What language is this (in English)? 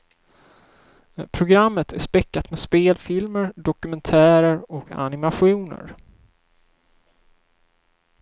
Swedish